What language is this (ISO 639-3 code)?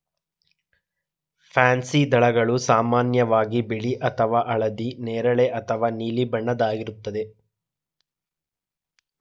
kan